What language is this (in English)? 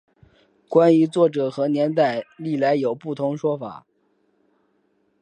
Chinese